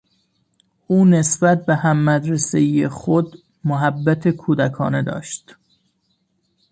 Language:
Persian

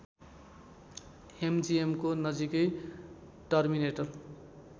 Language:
Nepali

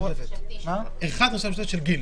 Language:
Hebrew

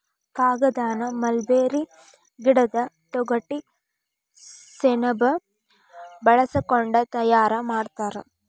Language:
Kannada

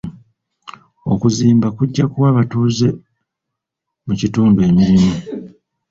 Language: Ganda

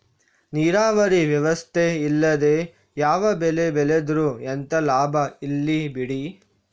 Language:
Kannada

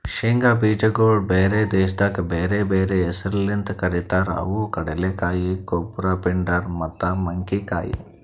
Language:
Kannada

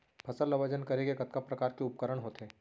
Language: Chhattisgarhi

